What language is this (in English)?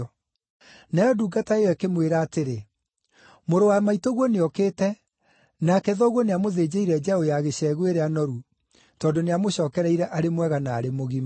Kikuyu